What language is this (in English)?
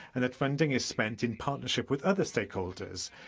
English